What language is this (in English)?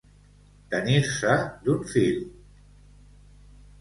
Catalan